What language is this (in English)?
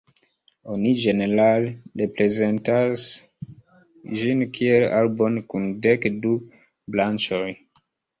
Esperanto